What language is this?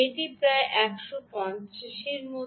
Bangla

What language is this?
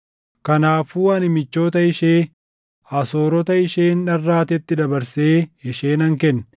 Oromo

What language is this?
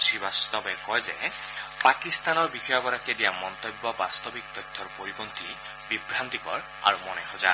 Assamese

